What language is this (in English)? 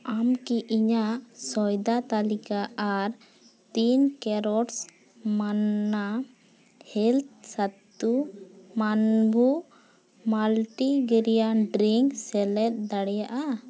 Santali